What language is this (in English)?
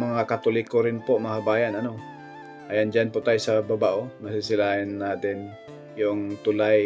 Filipino